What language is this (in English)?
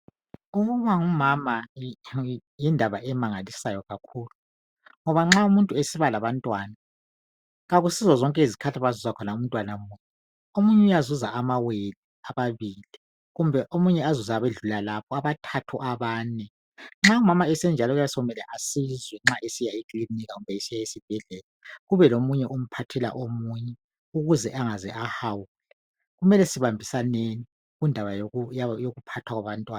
North Ndebele